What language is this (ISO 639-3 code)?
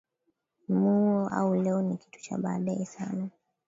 swa